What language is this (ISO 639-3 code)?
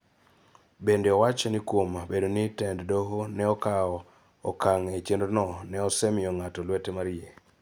luo